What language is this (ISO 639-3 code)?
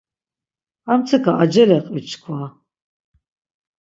lzz